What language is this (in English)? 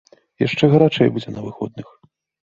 Belarusian